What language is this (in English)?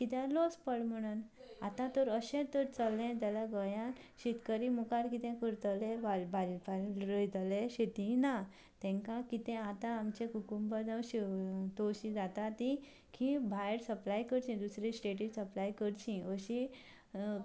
Konkani